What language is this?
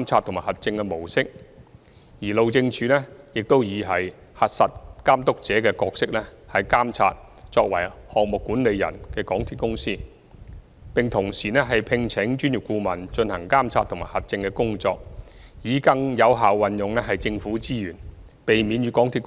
Cantonese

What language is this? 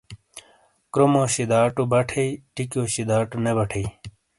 Shina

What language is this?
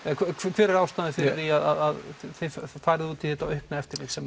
Icelandic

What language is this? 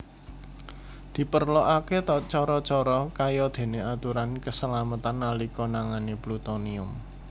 Javanese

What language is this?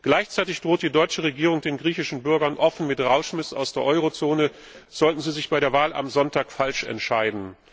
German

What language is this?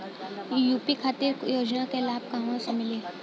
Bhojpuri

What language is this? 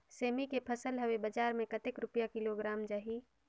Chhattisgarhi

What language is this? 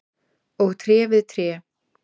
Icelandic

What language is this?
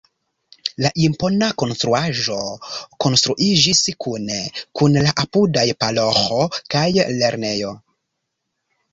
Esperanto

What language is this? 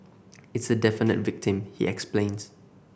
English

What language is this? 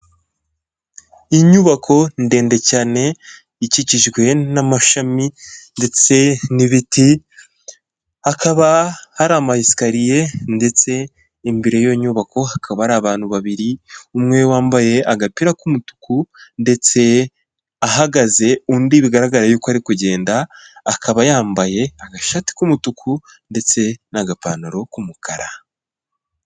Kinyarwanda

